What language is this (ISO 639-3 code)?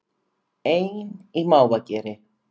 isl